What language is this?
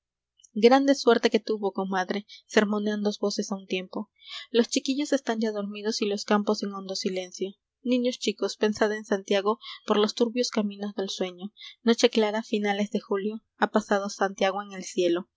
Spanish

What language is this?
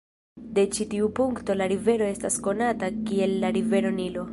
Esperanto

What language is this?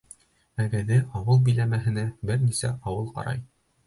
Bashkir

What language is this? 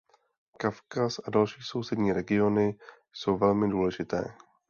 Czech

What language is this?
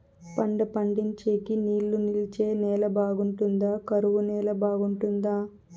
Telugu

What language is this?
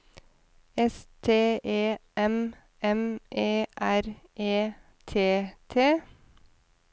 Norwegian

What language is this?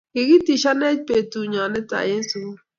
Kalenjin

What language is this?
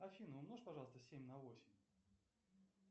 Russian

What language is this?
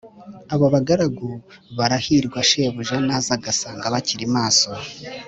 Kinyarwanda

